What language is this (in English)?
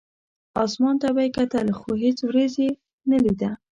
Pashto